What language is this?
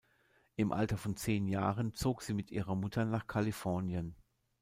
German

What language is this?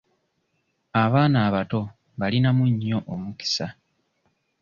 Ganda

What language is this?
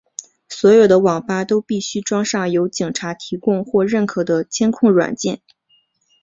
Chinese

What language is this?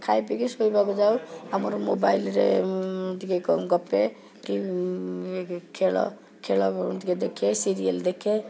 Odia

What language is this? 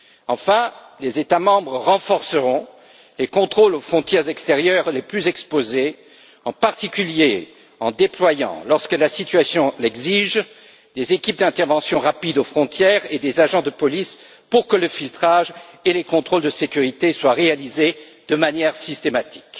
French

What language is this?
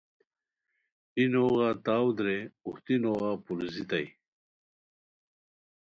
Khowar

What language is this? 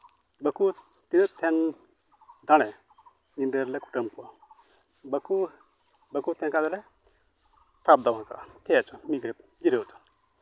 Santali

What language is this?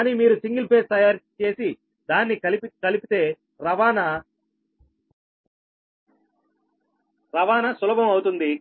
Telugu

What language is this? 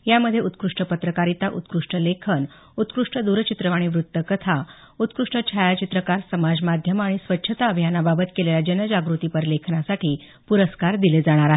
Marathi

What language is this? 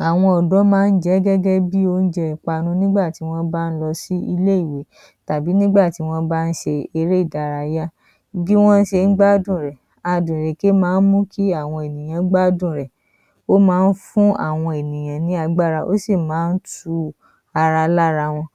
Yoruba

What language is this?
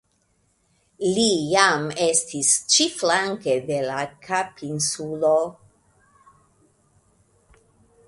Esperanto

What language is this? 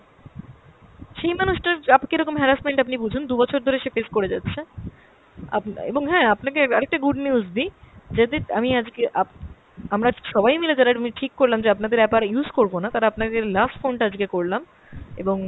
Bangla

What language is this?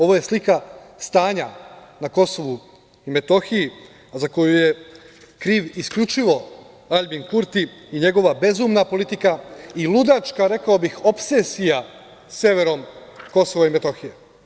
Serbian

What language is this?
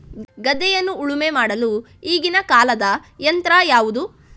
Kannada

